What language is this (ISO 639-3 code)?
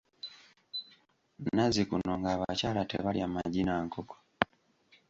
lug